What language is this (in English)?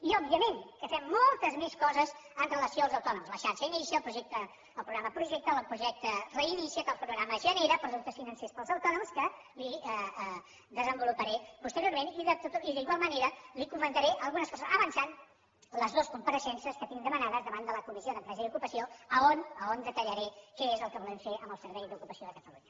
Catalan